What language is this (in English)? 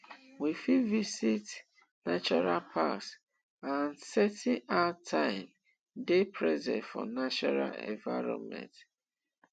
Nigerian Pidgin